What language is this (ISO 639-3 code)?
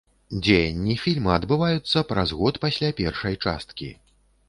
bel